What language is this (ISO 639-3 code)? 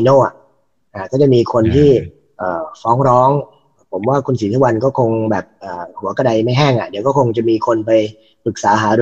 tha